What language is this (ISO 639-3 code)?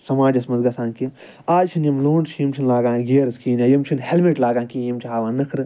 kas